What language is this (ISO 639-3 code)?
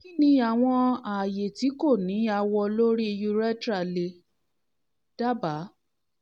yor